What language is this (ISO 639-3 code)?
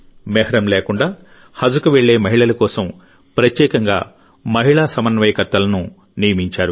tel